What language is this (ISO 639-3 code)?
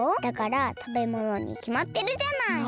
jpn